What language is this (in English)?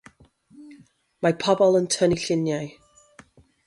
Welsh